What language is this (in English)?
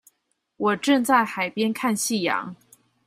Chinese